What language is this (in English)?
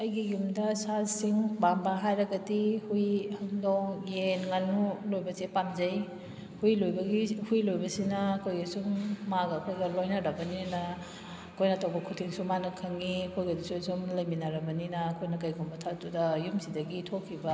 Manipuri